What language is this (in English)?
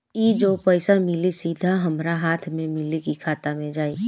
Bhojpuri